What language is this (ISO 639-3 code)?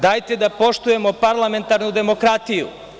srp